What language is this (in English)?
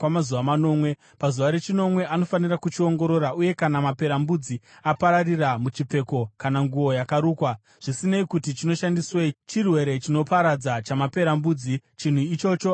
Shona